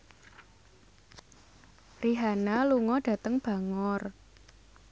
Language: Javanese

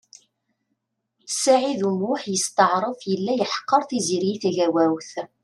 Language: Kabyle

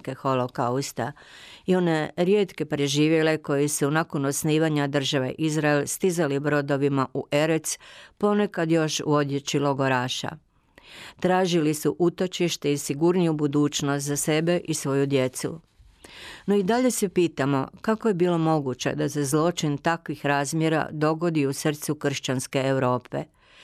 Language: Croatian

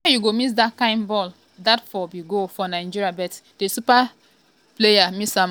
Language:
Nigerian Pidgin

